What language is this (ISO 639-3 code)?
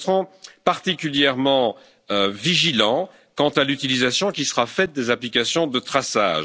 fra